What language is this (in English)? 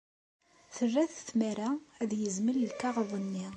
Kabyle